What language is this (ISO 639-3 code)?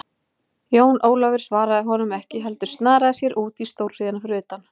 isl